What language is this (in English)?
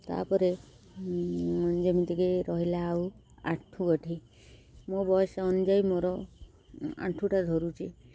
Odia